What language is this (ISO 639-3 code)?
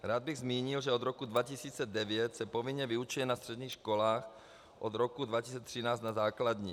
ces